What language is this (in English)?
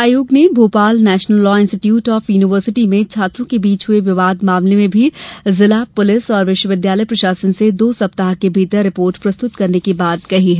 Hindi